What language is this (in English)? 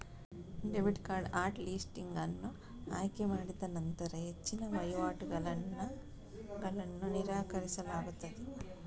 Kannada